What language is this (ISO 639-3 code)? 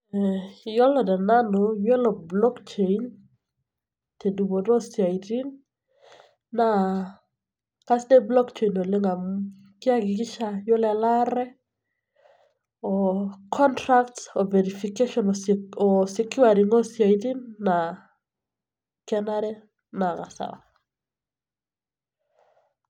mas